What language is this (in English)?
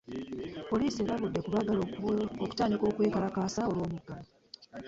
Ganda